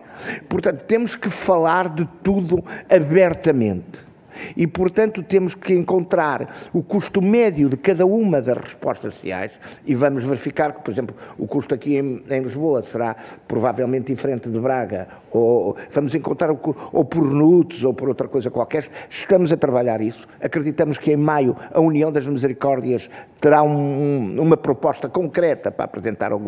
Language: Portuguese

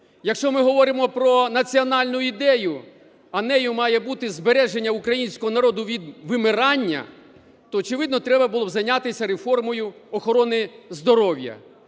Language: Ukrainian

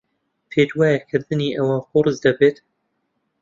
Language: Central Kurdish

